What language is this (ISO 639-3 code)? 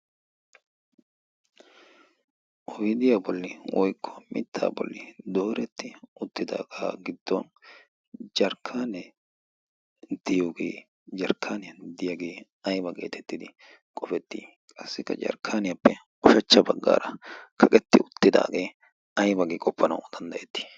wal